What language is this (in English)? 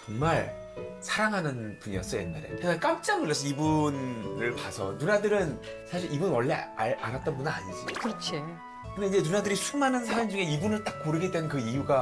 Korean